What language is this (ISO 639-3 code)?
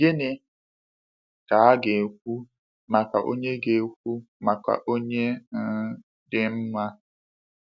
ibo